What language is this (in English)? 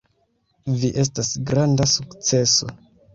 Esperanto